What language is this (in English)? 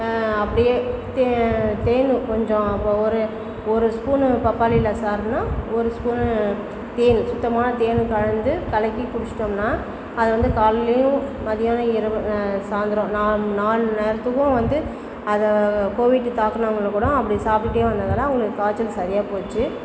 Tamil